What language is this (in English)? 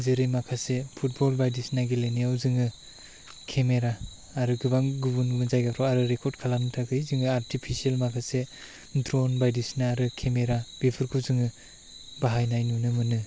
Bodo